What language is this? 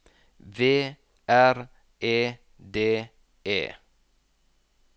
Norwegian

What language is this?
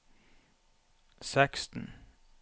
Norwegian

